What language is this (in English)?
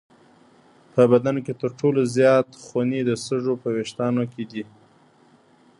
Pashto